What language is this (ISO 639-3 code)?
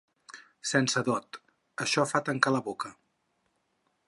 cat